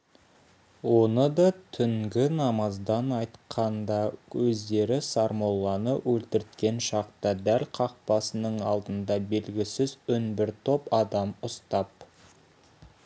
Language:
Kazakh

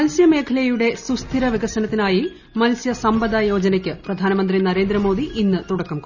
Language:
Malayalam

